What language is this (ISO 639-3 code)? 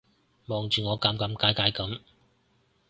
yue